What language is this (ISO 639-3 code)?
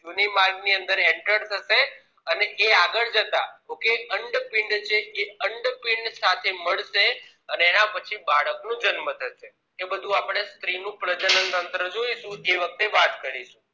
guj